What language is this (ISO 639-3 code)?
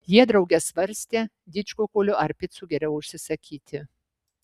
lit